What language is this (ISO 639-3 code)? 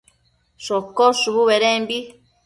mcf